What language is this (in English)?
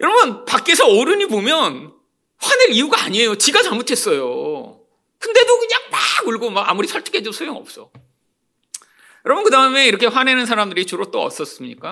Korean